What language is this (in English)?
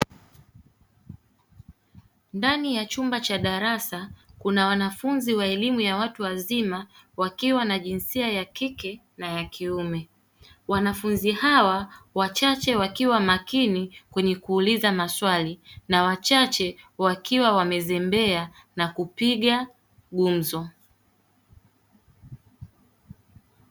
Swahili